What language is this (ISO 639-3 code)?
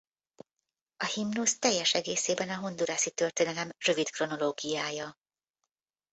hun